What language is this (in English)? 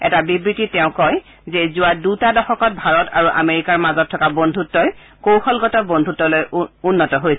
Assamese